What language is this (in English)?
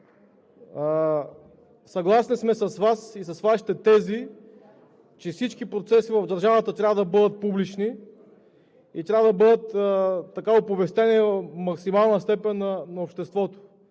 Bulgarian